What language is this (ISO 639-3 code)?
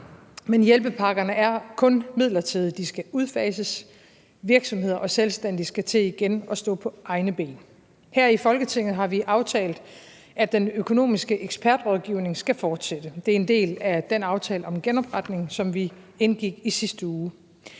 dan